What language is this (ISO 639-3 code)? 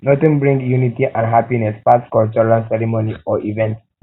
pcm